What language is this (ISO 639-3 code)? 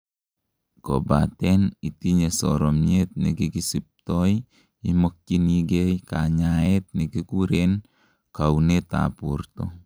kln